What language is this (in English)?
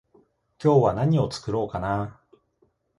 Japanese